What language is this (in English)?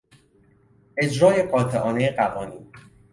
Persian